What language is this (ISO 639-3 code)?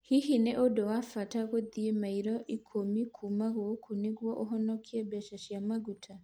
kik